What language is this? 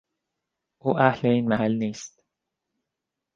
Persian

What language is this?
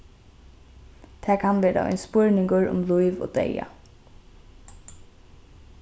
Faroese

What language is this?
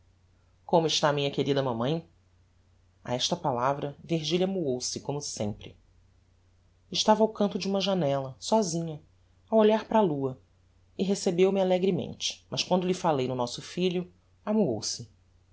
Portuguese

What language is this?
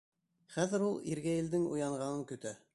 Bashkir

